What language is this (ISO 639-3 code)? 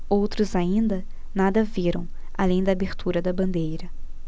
por